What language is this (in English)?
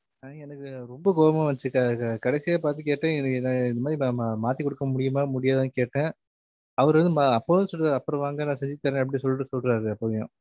Tamil